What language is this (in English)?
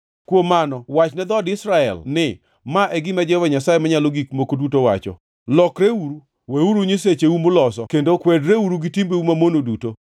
Luo (Kenya and Tanzania)